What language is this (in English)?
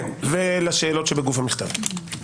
Hebrew